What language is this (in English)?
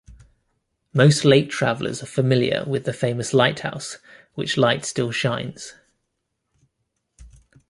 English